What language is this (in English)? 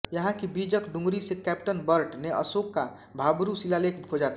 Hindi